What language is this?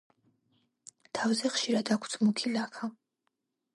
Georgian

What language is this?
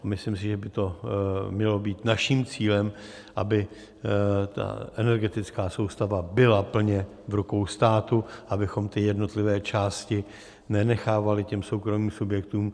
Czech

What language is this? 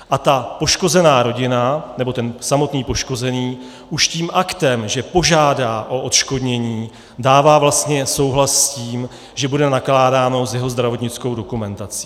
Czech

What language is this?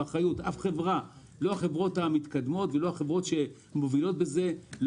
Hebrew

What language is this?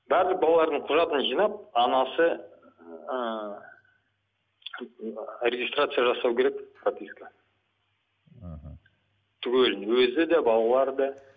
Kazakh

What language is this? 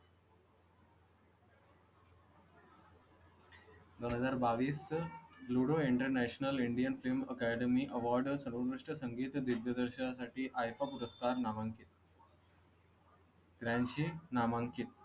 Marathi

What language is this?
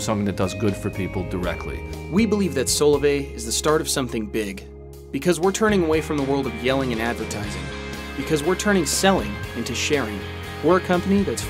English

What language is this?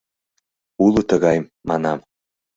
Mari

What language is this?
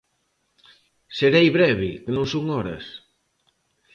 Galician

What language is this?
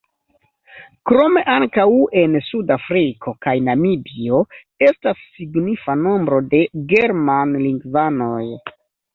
Esperanto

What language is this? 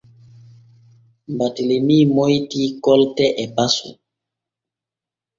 Borgu Fulfulde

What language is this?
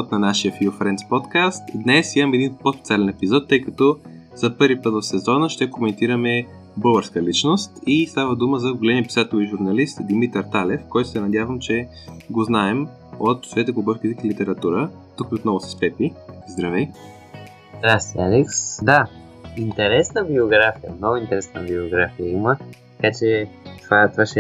Bulgarian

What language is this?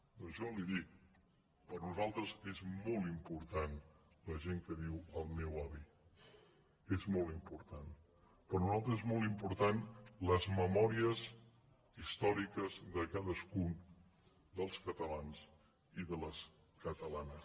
Catalan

